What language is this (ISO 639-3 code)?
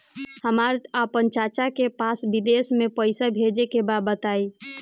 bho